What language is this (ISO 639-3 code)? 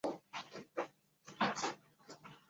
zho